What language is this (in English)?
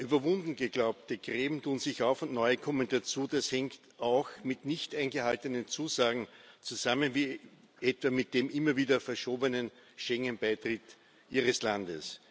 German